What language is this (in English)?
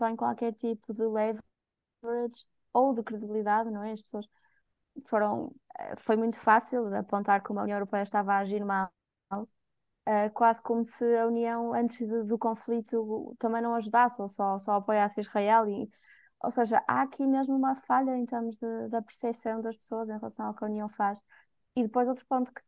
Portuguese